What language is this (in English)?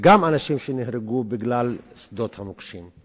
Hebrew